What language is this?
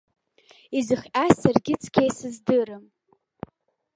Abkhazian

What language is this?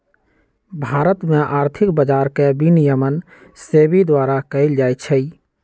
Magahi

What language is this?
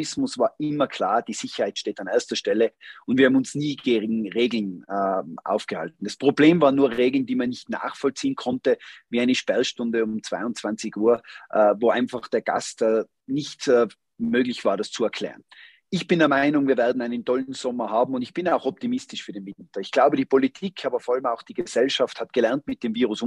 German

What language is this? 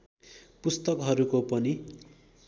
Nepali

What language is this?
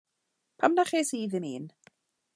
Welsh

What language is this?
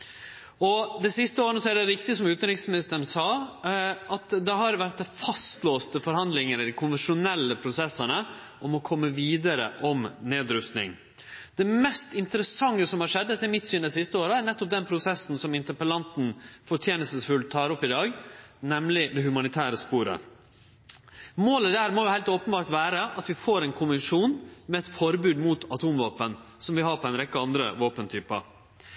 Norwegian Nynorsk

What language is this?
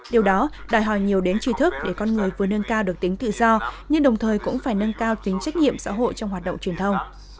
Vietnamese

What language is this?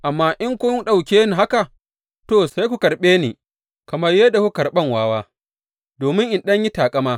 Hausa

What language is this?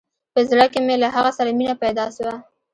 Pashto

